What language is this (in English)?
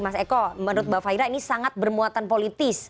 Indonesian